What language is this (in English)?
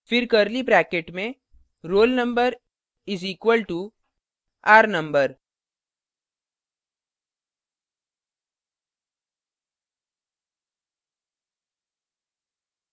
Hindi